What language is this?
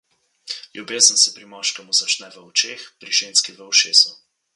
Slovenian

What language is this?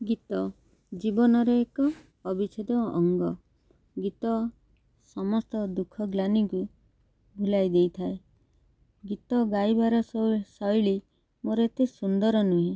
Odia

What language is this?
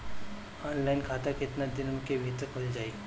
Bhojpuri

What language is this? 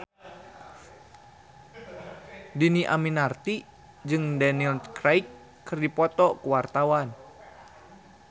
Sundanese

